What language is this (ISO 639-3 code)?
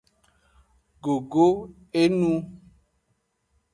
ajg